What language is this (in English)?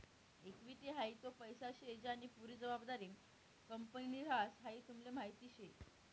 Marathi